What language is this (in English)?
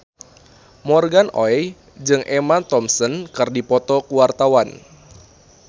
Sundanese